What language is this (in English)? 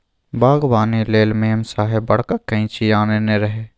Maithili